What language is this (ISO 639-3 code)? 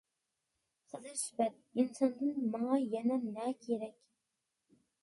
uig